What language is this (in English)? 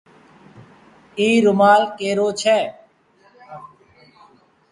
Goaria